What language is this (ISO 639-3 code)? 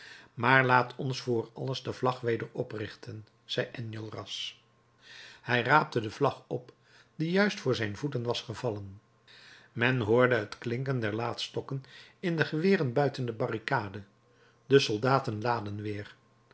nld